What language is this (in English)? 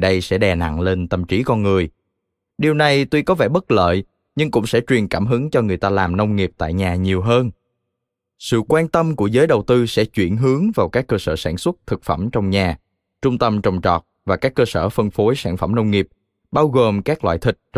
Vietnamese